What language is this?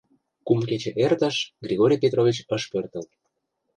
Mari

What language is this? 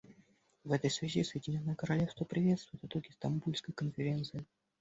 Russian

